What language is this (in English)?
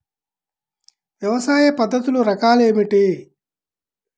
Telugu